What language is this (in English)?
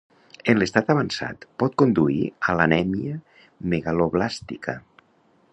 Catalan